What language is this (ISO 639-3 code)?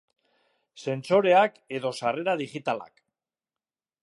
eus